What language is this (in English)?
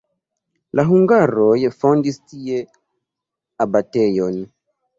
Esperanto